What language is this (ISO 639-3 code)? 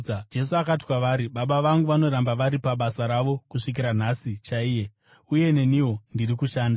sna